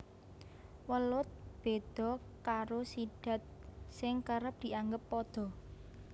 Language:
Javanese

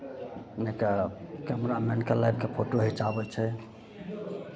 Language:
Maithili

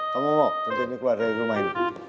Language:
Indonesian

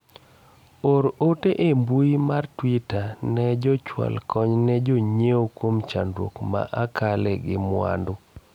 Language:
Luo (Kenya and Tanzania)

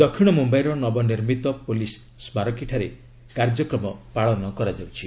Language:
Odia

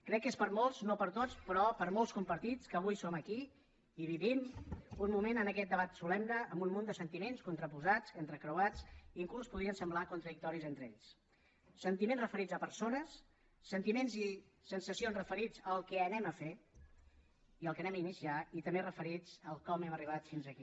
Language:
Catalan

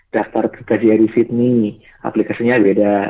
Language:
Indonesian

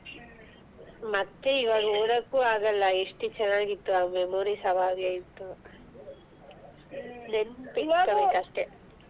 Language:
Kannada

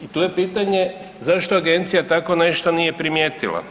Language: Croatian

